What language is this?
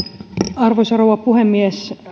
Finnish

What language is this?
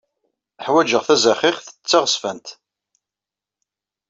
Kabyle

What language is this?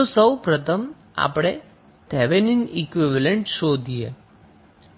Gujarati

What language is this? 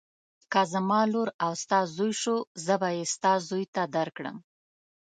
Pashto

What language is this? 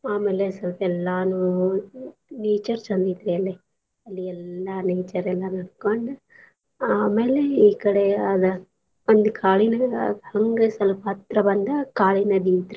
Kannada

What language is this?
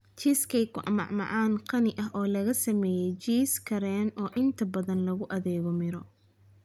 Somali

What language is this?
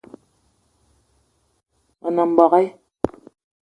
Eton (Cameroon)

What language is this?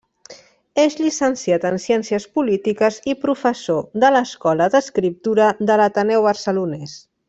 Catalan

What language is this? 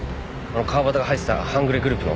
Japanese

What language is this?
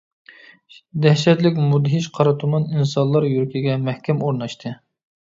Uyghur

